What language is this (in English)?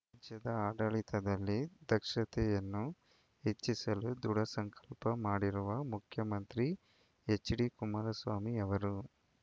Kannada